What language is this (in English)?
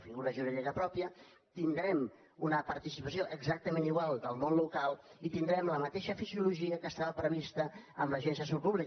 Catalan